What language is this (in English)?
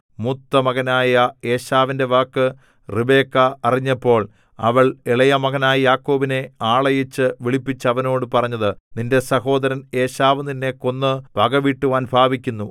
Malayalam